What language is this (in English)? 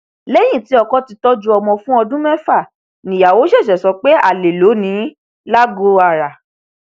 Yoruba